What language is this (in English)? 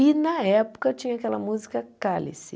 Portuguese